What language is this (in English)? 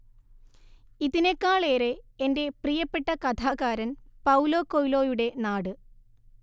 Malayalam